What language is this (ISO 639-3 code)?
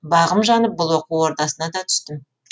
kaz